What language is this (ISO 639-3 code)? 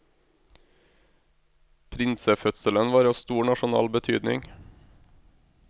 nor